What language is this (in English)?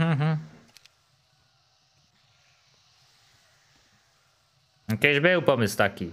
Polish